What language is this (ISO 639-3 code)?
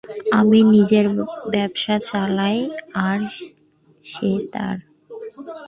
ben